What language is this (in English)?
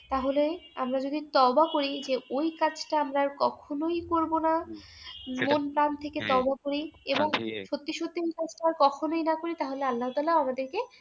Bangla